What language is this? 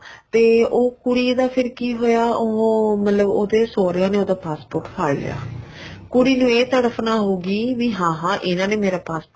Punjabi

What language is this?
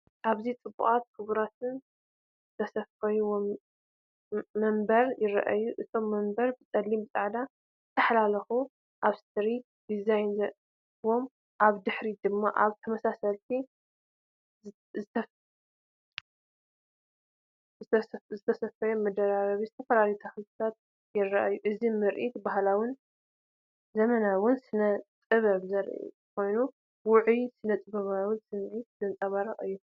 Tigrinya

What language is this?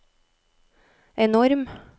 Norwegian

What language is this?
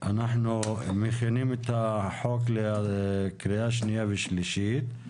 Hebrew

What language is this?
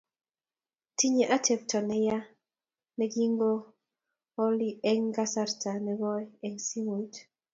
Kalenjin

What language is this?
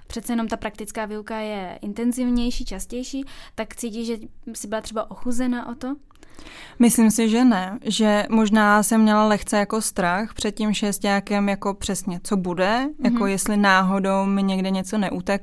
Czech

